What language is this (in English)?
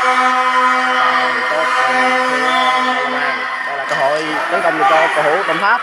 Vietnamese